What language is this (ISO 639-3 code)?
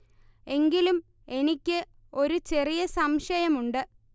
mal